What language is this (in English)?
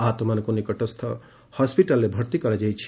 Odia